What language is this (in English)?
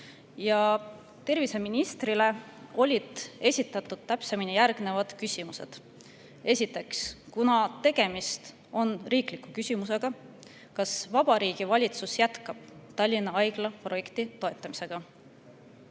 Estonian